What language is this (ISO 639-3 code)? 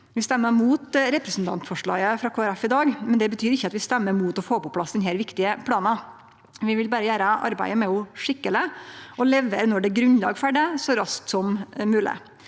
nor